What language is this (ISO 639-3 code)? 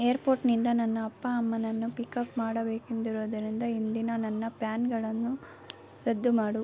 kan